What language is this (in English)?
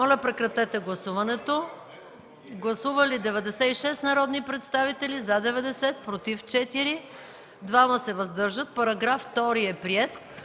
Bulgarian